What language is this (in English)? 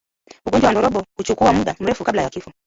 Swahili